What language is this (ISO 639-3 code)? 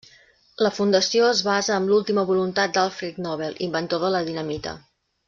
cat